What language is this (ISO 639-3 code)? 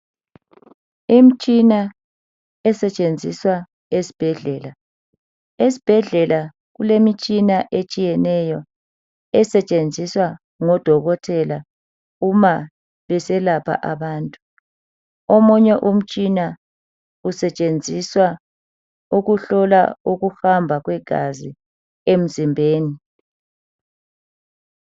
nde